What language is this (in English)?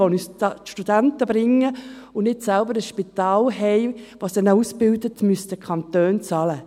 Swiss German